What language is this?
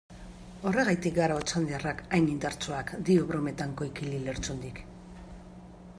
Basque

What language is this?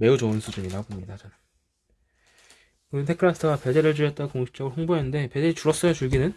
Korean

